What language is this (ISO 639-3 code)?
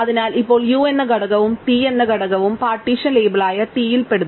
mal